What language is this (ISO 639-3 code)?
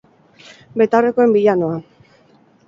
eus